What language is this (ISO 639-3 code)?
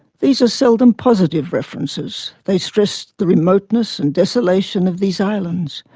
eng